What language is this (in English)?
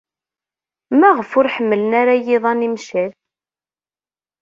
Kabyle